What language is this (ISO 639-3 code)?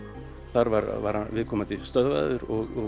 isl